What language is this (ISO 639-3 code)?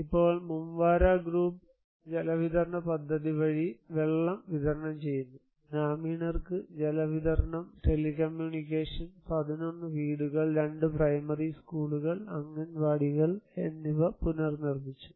mal